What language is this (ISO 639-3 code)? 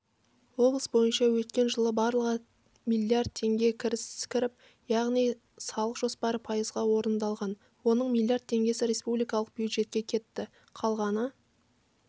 kaz